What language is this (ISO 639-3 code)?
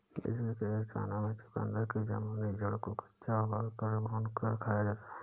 hin